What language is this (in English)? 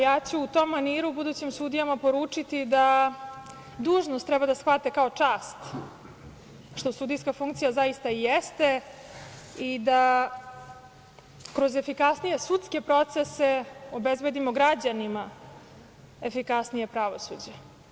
Serbian